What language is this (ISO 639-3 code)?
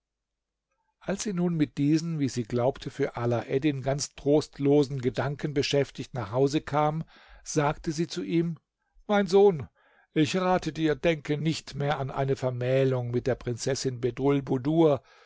deu